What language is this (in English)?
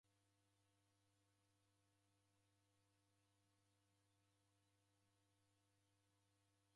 Taita